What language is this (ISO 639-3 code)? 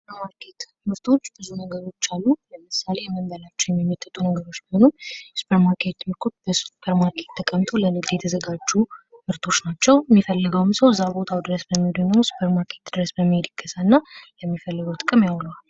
amh